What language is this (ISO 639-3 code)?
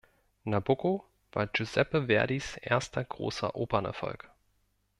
deu